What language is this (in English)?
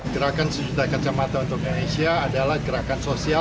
Indonesian